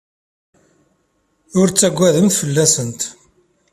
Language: Kabyle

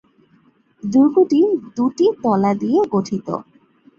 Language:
Bangla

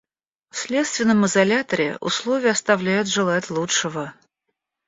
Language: Russian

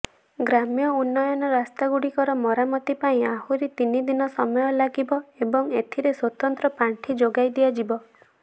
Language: Odia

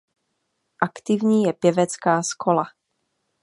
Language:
Czech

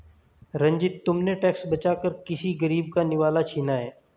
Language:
Hindi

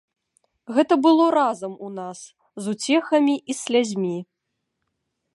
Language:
Belarusian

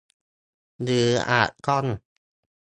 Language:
Thai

